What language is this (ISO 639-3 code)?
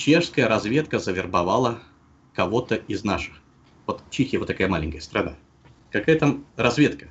rus